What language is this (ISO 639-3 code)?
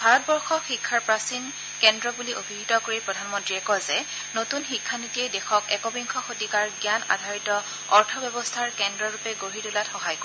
asm